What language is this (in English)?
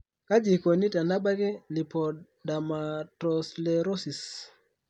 Masai